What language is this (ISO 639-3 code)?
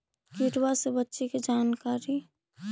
mag